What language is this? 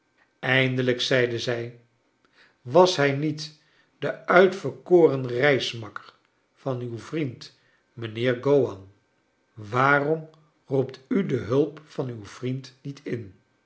Dutch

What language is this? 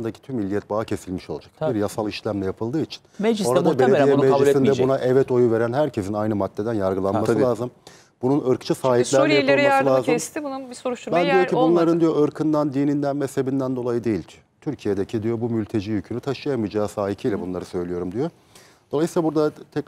Turkish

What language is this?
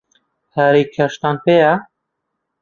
Central Kurdish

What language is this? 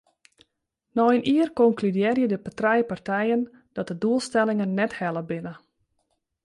Western Frisian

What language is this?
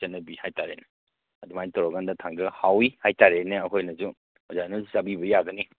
Manipuri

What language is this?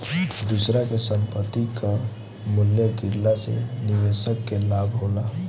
Bhojpuri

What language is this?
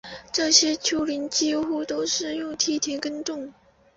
Chinese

